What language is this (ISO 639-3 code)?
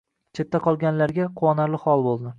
uzb